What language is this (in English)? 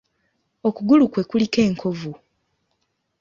Ganda